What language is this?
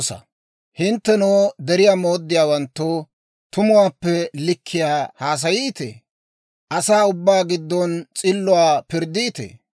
Dawro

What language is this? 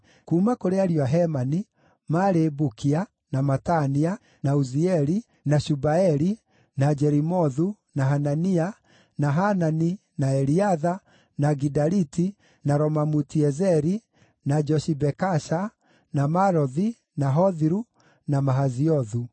Kikuyu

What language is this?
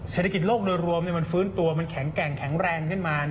Thai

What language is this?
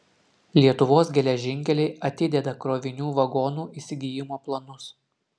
Lithuanian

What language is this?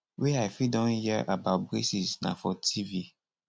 Nigerian Pidgin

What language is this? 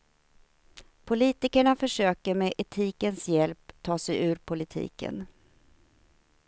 Swedish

